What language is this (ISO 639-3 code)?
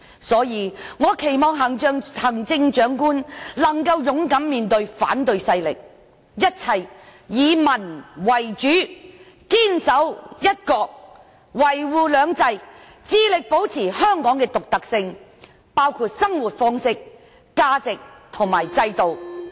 yue